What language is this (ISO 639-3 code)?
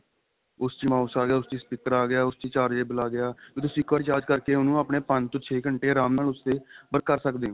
pan